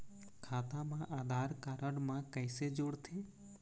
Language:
Chhattisgarhi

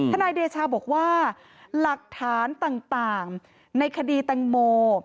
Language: Thai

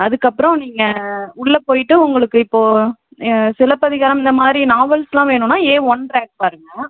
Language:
Tamil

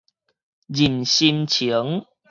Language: Min Nan Chinese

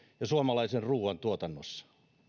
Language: Finnish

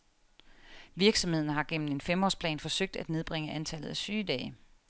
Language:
Danish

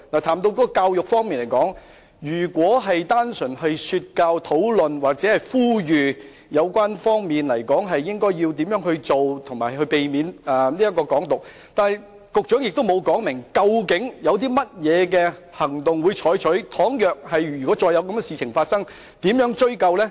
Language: Cantonese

